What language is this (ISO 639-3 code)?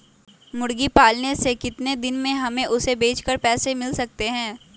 mag